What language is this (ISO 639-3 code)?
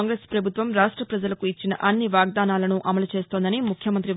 tel